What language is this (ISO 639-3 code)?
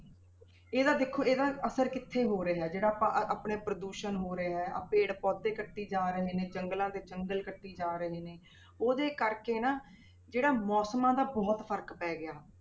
pan